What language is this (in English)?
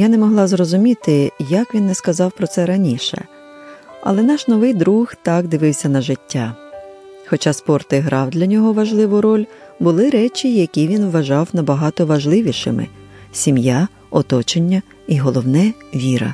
Ukrainian